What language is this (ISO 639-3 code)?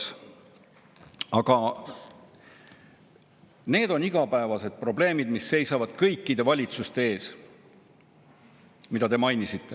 est